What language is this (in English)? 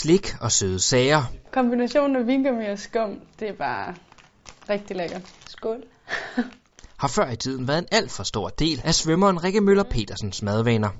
Danish